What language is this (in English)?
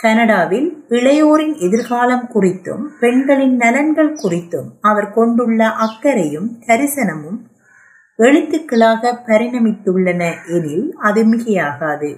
Tamil